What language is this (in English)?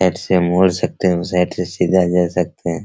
Hindi